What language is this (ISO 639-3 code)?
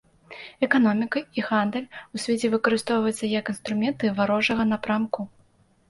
bel